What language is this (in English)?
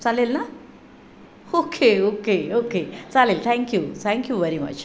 Marathi